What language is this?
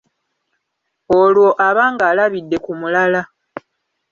Ganda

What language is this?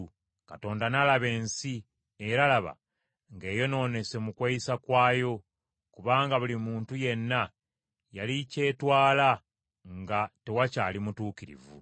Ganda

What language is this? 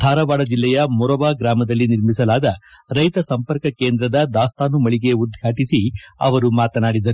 Kannada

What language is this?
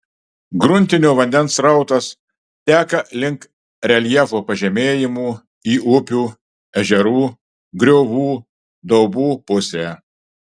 Lithuanian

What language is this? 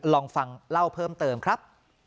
Thai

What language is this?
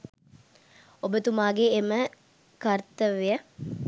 Sinhala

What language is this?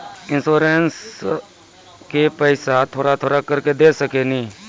Maithili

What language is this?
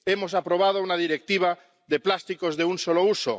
Spanish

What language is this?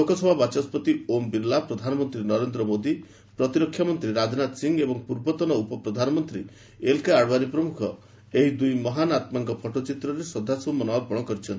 Odia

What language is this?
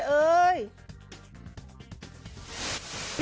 Thai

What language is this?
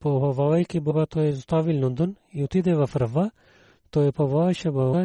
Bulgarian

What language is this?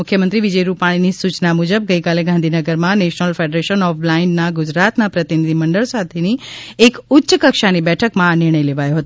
Gujarati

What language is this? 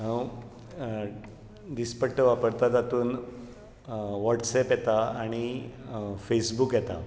Konkani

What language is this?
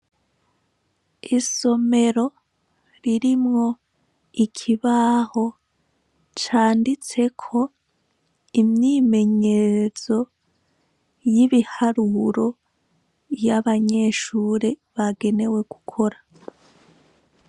Rundi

